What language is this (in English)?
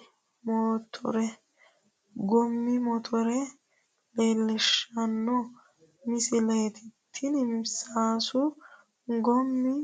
Sidamo